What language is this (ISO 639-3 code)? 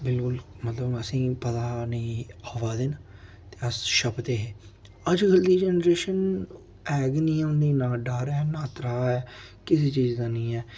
doi